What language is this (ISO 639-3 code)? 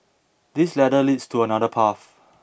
eng